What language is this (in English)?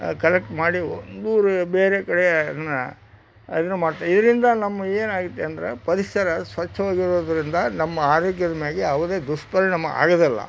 Kannada